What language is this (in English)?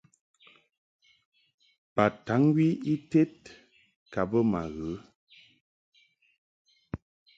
Mungaka